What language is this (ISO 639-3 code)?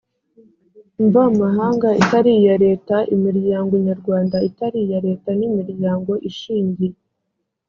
kin